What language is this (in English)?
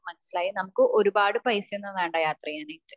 Malayalam